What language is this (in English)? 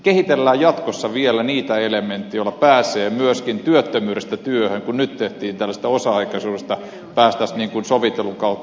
Finnish